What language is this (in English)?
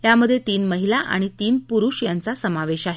Marathi